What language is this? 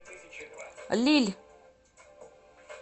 Russian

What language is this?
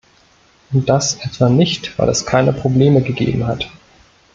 German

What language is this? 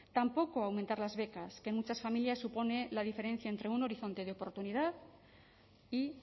Spanish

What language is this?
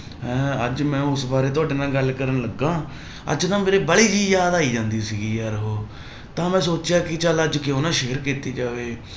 Punjabi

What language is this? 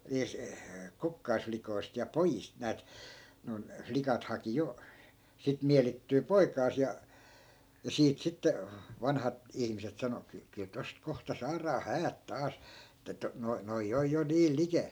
Finnish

